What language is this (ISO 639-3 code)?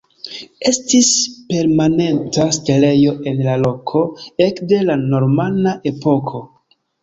epo